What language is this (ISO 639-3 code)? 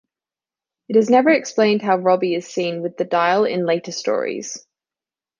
eng